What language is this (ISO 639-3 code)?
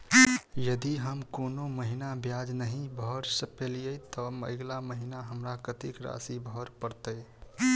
mai